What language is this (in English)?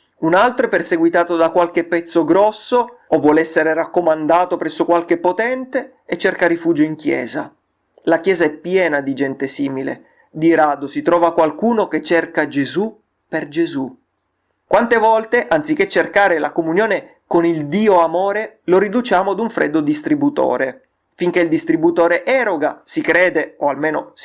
Italian